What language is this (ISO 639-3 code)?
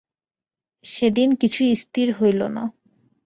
ben